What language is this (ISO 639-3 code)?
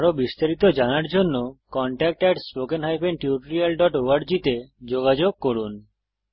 ben